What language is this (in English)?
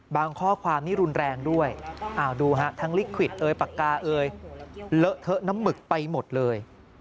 Thai